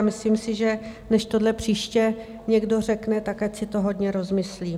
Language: Czech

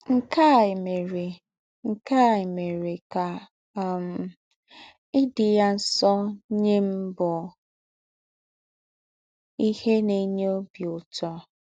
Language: Igbo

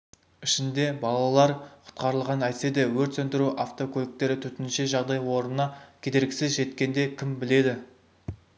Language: Kazakh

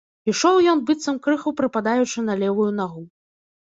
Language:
Belarusian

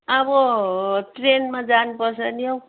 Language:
Nepali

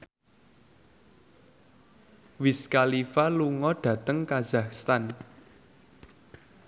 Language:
Javanese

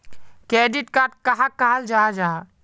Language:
Magahi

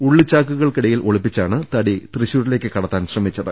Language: Malayalam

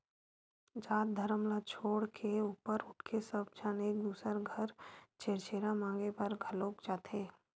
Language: Chhattisgarhi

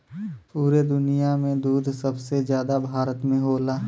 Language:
Bhojpuri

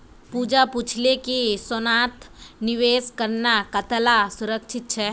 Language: Magahi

